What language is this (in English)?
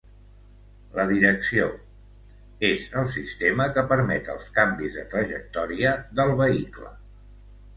Catalan